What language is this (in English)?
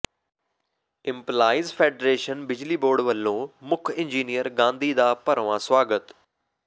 Punjabi